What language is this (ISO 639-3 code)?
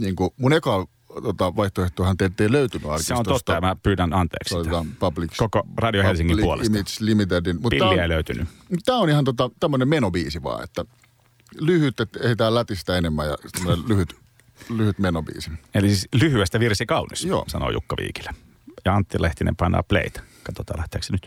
fin